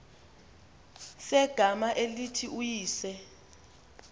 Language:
Xhosa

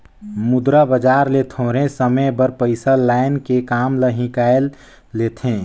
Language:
Chhattisgarhi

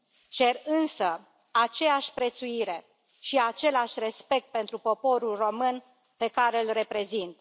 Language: Romanian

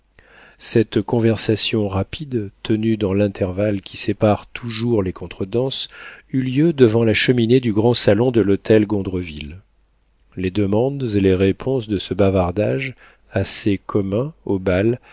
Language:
French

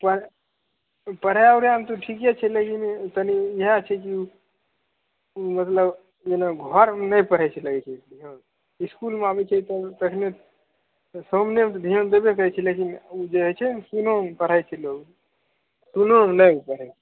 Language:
Maithili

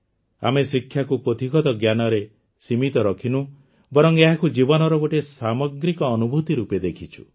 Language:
Odia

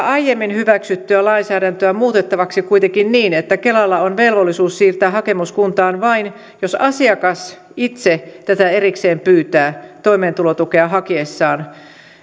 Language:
Finnish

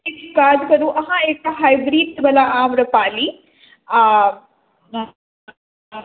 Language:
Maithili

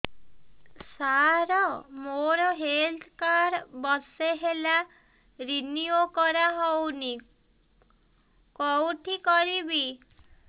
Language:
Odia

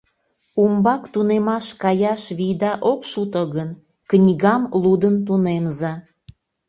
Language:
Mari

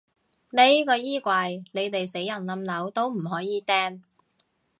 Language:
Cantonese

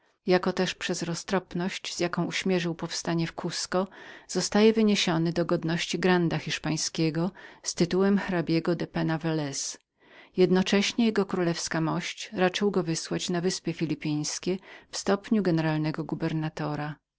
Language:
Polish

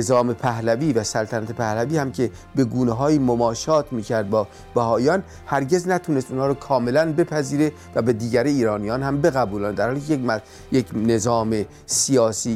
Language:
Persian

